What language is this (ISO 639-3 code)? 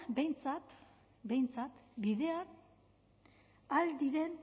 eus